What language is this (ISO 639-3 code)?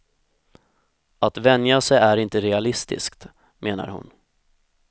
swe